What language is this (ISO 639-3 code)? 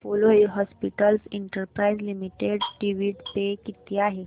mar